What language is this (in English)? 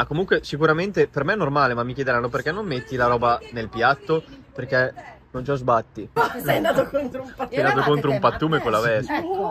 Italian